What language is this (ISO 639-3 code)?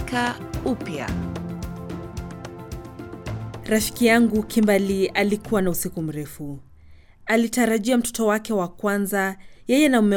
swa